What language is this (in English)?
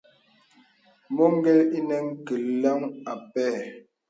Bebele